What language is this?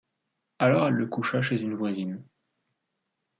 French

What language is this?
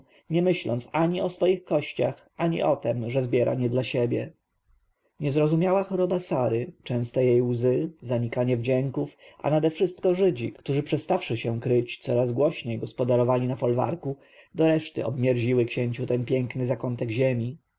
Polish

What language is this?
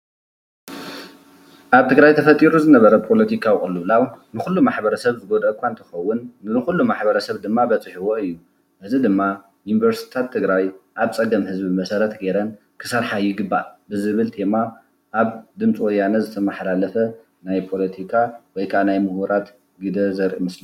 Tigrinya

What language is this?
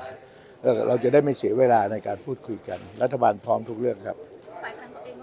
Thai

